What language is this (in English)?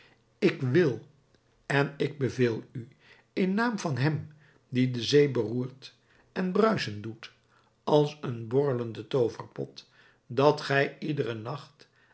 Dutch